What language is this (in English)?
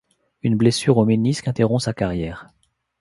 French